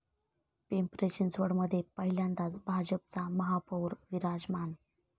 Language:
Marathi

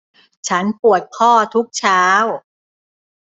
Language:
Thai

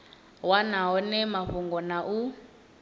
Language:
Venda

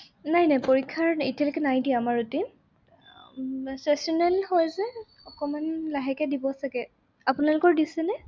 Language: Assamese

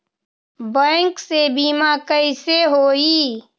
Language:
Magahi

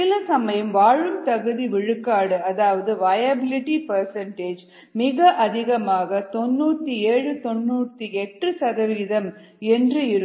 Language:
Tamil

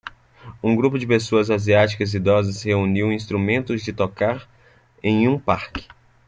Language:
Portuguese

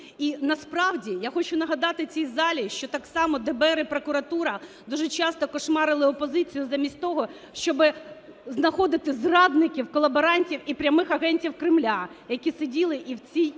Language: Ukrainian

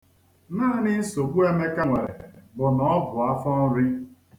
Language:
Igbo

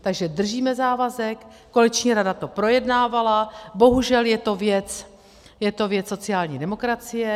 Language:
Czech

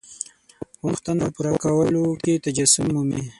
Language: Pashto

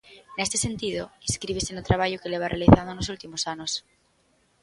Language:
Galician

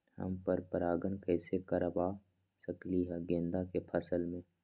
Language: Magahi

